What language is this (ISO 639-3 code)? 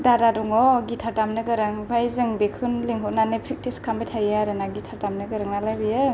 brx